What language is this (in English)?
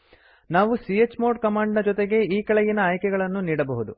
Kannada